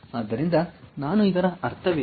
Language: Kannada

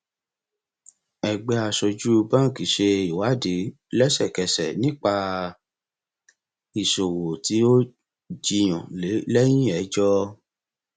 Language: Yoruba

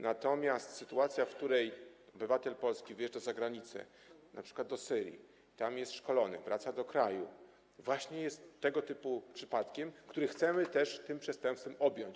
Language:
Polish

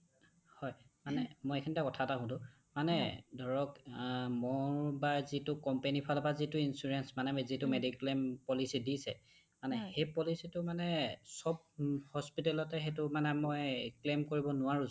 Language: Assamese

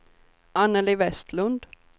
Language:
Swedish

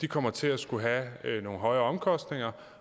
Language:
Danish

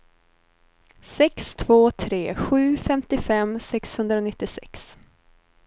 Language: Swedish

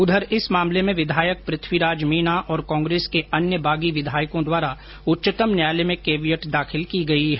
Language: Hindi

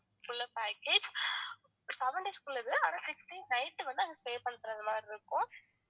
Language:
Tamil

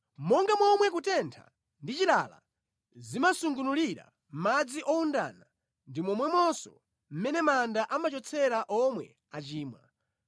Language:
Nyanja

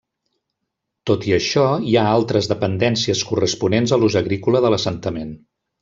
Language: Catalan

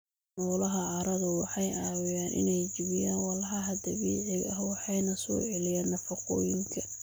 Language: Somali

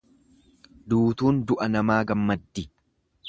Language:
Oromo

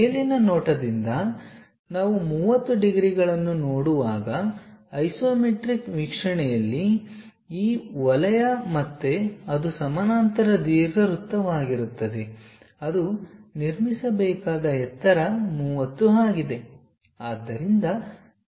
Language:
Kannada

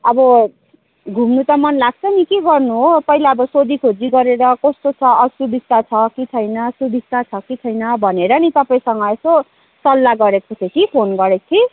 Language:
Nepali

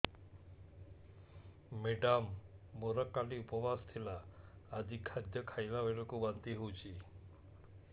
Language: Odia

